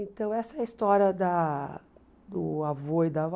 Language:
Portuguese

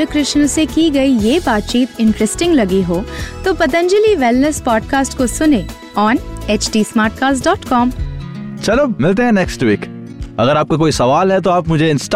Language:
Hindi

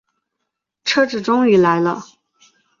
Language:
Chinese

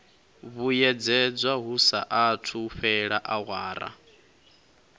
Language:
Venda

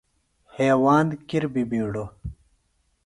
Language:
Phalura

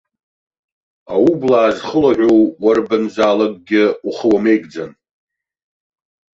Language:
Abkhazian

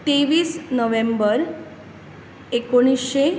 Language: Konkani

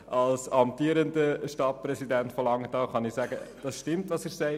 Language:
Swiss German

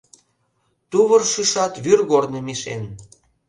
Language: Mari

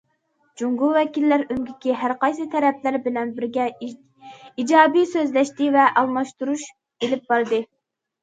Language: Uyghur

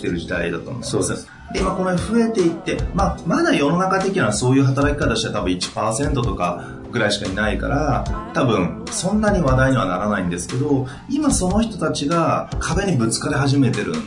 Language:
Japanese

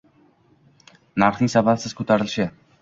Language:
Uzbek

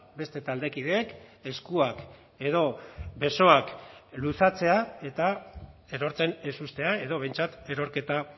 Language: Basque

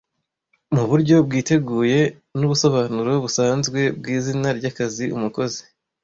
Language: Kinyarwanda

